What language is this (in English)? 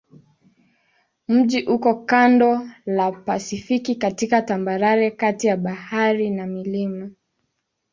Swahili